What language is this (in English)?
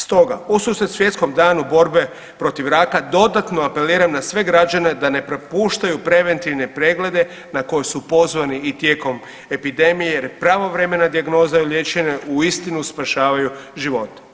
Croatian